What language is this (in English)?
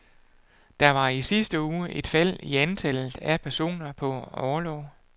Danish